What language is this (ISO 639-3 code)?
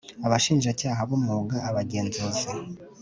kin